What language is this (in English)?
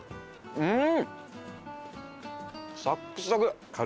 Japanese